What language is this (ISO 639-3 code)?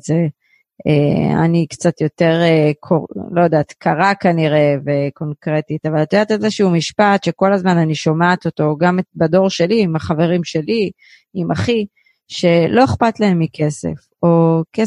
heb